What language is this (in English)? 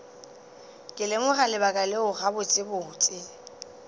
Northern Sotho